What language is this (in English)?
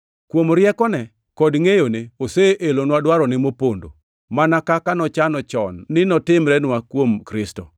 Luo (Kenya and Tanzania)